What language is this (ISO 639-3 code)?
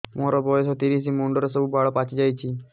ori